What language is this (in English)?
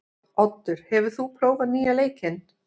Icelandic